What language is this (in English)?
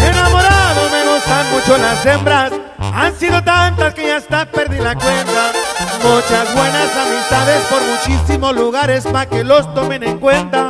Spanish